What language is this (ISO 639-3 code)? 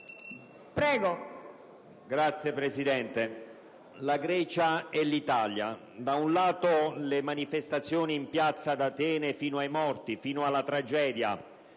ita